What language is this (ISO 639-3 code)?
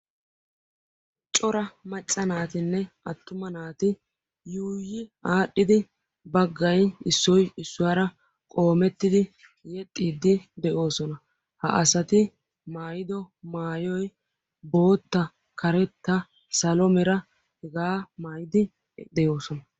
wal